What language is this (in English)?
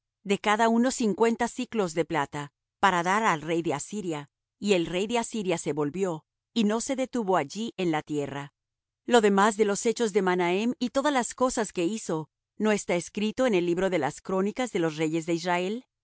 Spanish